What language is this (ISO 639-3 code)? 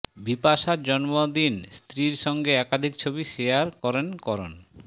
ben